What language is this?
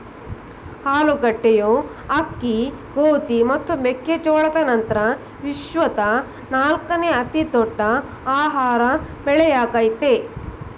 Kannada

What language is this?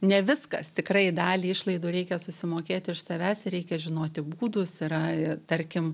Lithuanian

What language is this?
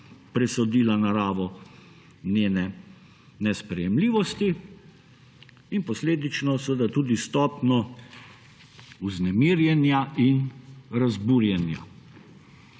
Slovenian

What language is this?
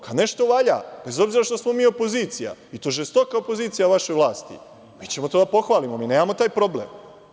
Serbian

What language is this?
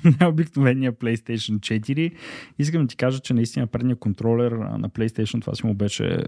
Bulgarian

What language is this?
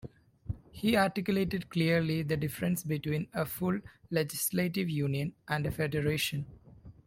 English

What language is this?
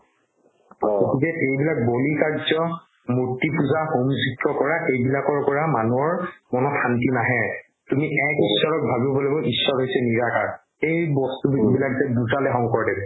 Assamese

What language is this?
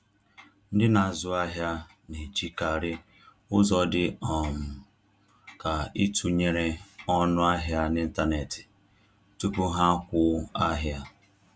Igbo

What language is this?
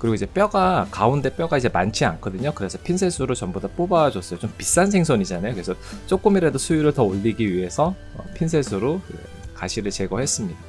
Korean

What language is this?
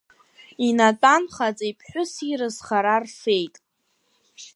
Abkhazian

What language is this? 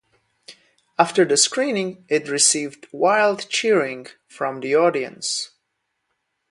English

